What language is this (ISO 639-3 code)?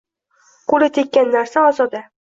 uzb